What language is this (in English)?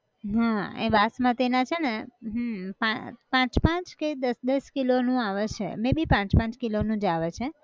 Gujarati